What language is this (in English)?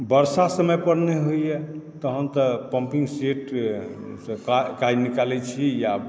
Maithili